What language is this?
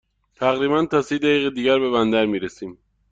Persian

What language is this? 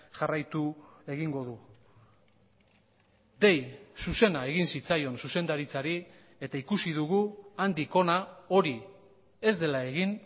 Basque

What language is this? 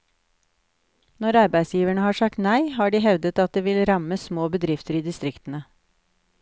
Norwegian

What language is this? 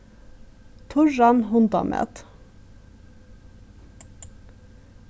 Faroese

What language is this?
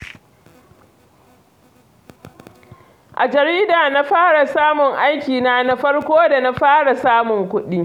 Hausa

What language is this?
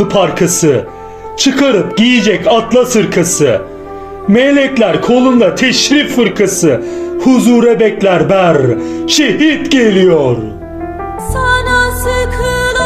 Turkish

